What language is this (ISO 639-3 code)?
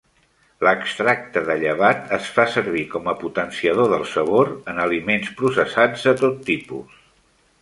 cat